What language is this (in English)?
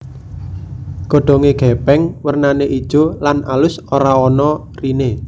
Javanese